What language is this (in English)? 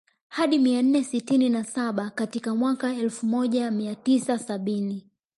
Swahili